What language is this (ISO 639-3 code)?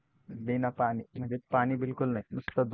mar